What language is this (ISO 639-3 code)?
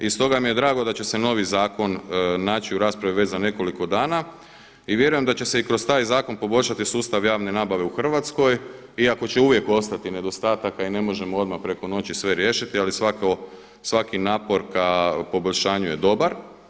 hrv